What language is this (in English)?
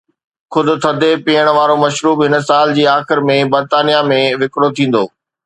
Sindhi